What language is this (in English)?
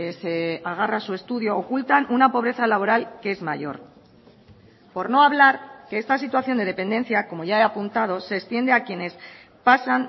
Spanish